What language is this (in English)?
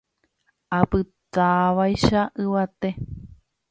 Guarani